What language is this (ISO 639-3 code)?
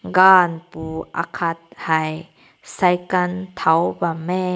nbu